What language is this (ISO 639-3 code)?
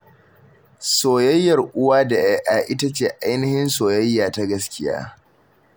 hau